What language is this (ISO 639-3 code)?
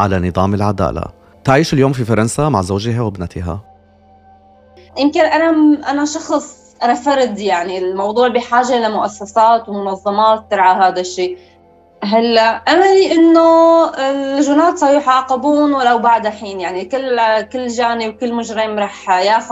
ara